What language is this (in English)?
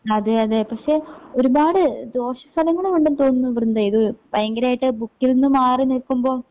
Malayalam